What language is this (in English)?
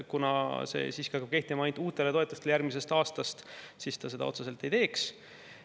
Estonian